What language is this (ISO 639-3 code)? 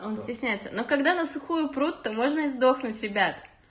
rus